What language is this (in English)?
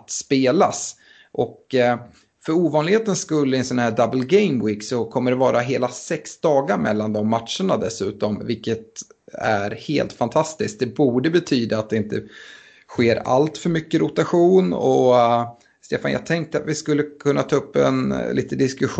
Swedish